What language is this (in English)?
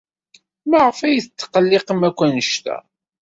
Kabyle